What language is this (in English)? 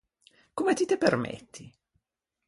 Ligurian